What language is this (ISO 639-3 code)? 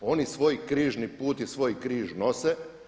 hrv